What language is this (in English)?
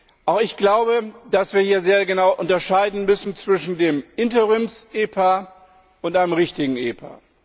German